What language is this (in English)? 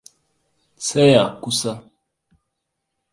Hausa